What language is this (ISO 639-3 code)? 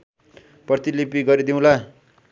nep